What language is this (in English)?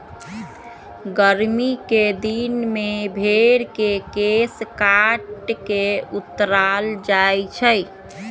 Magahi